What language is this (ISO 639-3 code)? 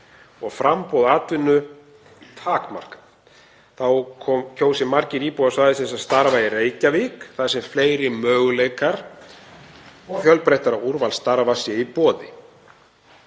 isl